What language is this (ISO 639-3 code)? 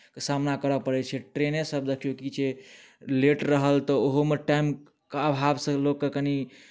mai